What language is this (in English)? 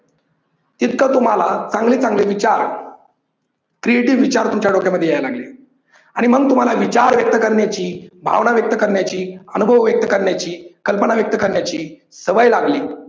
Marathi